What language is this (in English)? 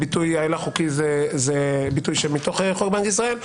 Hebrew